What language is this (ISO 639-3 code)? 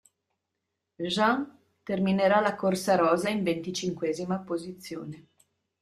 ita